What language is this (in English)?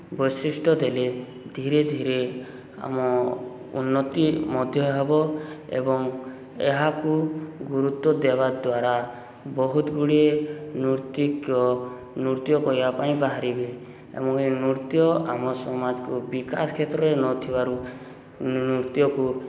Odia